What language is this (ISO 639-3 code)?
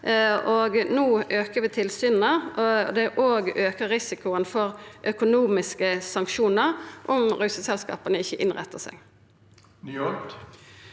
nor